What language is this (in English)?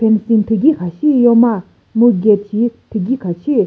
Chokri Naga